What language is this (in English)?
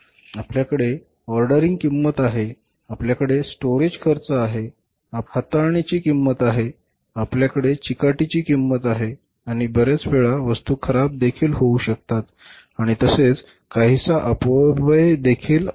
Marathi